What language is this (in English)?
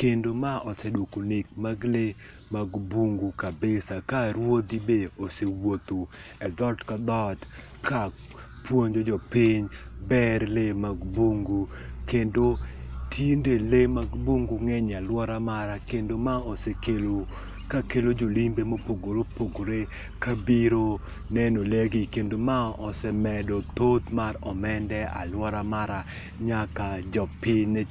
Luo (Kenya and Tanzania)